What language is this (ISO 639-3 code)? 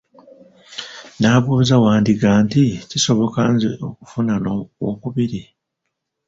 lug